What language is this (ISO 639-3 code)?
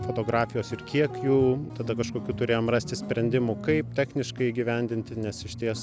lit